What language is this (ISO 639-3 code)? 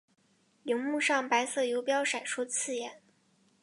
zho